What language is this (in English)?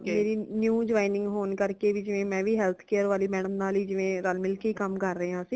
Punjabi